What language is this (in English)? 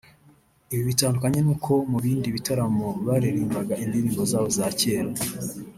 Kinyarwanda